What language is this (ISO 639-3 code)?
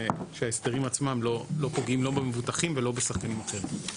heb